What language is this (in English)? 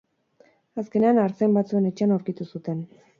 Basque